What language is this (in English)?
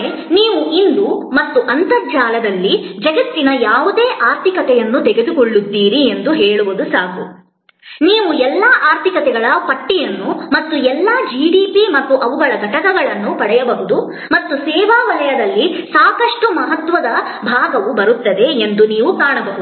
Kannada